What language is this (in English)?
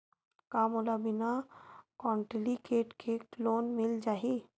Chhattisgarhi